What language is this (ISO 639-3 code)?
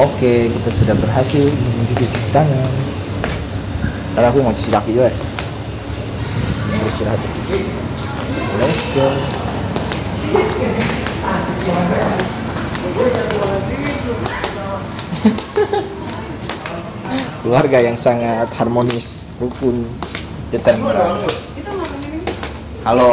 ind